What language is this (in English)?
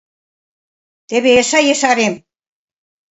Mari